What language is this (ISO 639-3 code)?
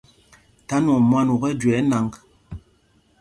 mgg